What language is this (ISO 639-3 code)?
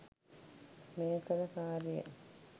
sin